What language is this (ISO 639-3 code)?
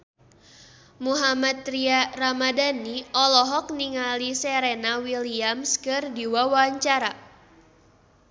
sun